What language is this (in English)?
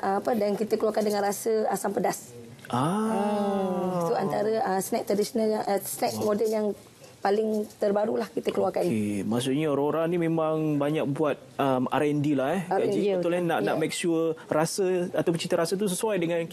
Malay